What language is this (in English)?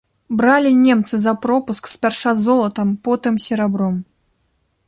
Belarusian